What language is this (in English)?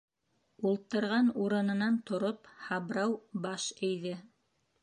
Bashkir